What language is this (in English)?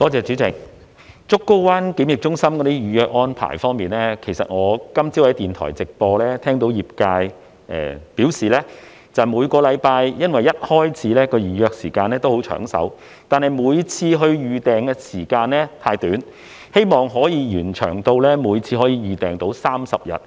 Cantonese